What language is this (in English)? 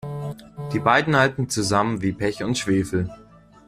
German